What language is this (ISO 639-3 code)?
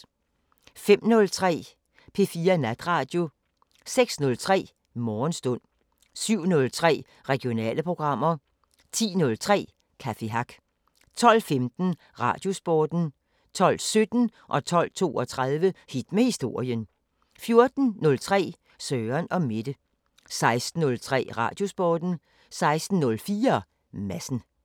dan